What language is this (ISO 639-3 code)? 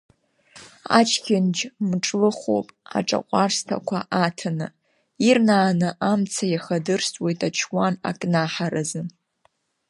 abk